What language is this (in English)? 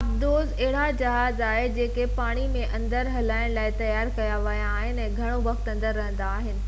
Sindhi